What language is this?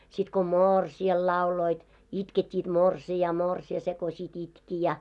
Finnish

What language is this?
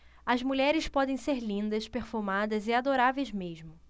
Portuguese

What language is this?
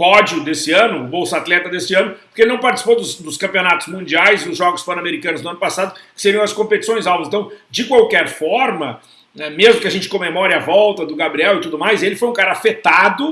Portuguese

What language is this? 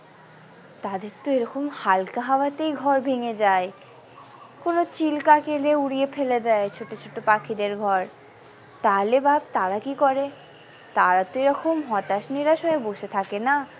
Bangla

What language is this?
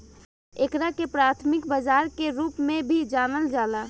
Bhojpuri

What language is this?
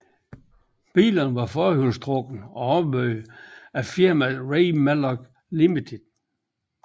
Danish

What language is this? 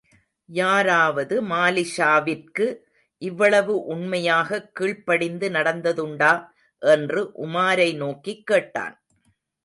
Tamil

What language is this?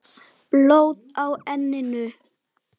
Icelandic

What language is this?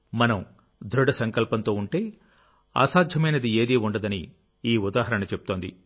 Telugu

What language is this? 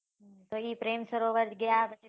Gujarati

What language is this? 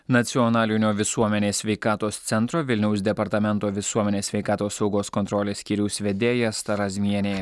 Lithuanian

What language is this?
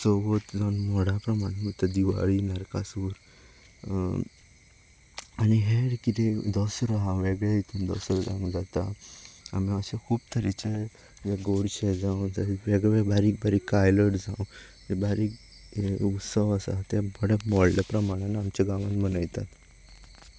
Konkani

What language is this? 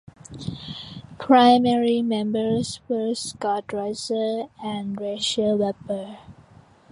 English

